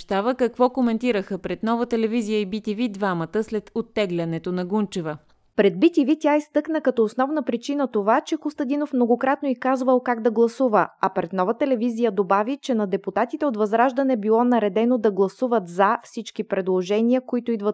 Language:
Bulgarian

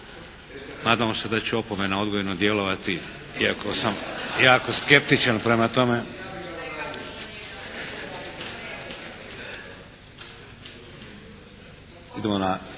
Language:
Croatian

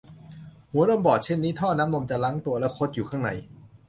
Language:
Thai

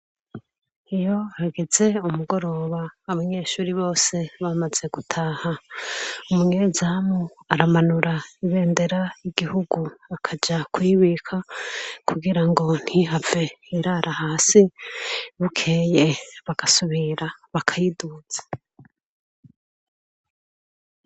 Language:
Rundi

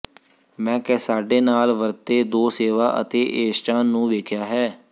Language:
Punjabi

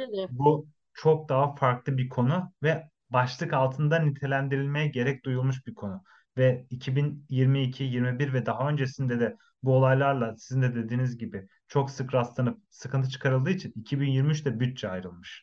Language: Turkish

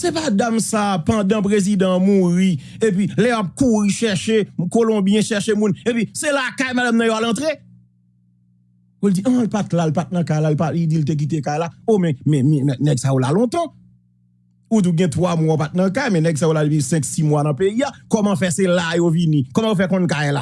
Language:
French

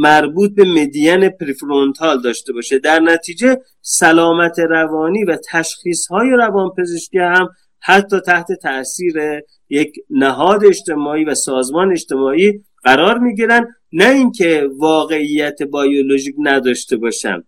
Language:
Persian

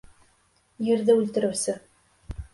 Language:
Bashkir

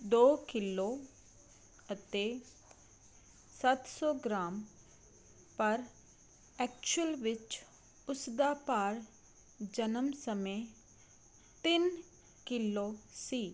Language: Punjabi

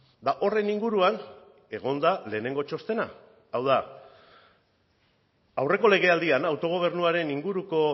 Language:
Basque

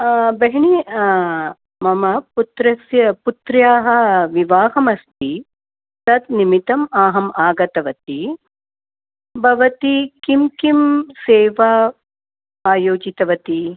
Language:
Sanskrit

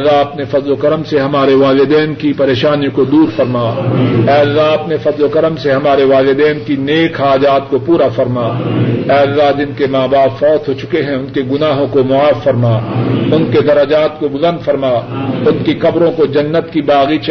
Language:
Urdu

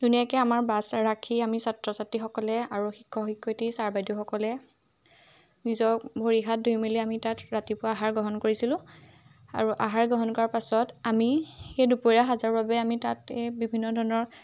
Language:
Assamese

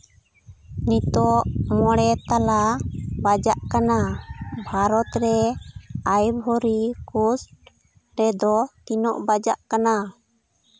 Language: Santali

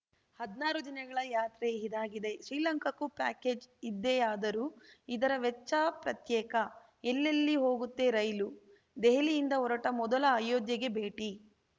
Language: Kannada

